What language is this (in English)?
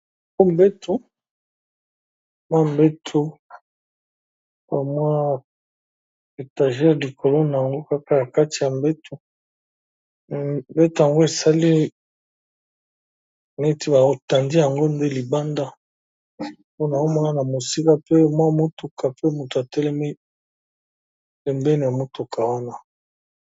Lingala